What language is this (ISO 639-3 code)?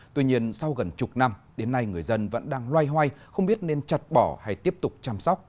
vie